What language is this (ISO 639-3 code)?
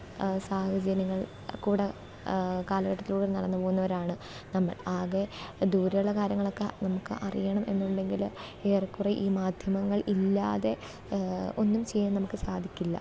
mal